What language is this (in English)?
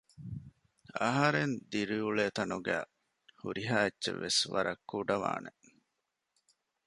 Divehi